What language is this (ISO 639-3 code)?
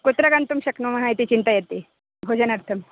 san